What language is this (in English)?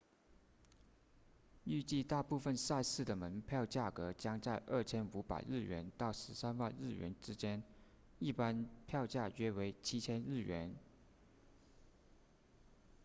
Chinese